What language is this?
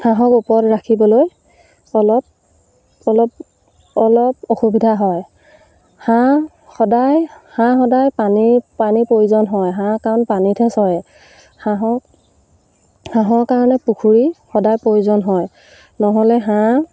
Assamese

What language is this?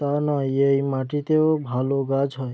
Bangla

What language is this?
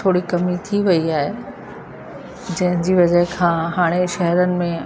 Sindhi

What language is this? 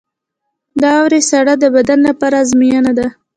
Pashto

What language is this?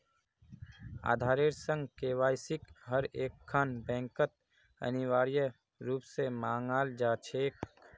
Magahi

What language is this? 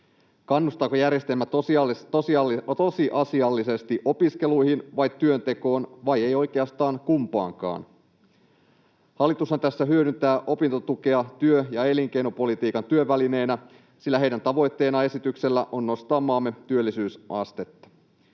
Finnish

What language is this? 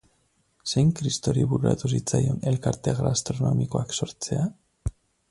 Basque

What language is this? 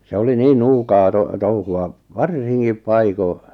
Finnish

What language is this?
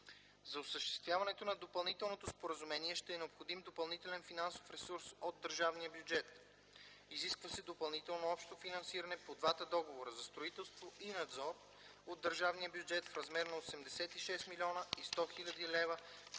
Bulgarian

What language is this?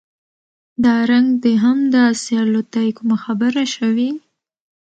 Pashto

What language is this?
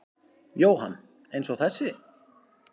Icelandic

